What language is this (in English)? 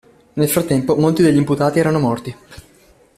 Italian